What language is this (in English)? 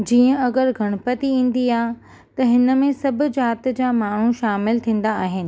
Sindhi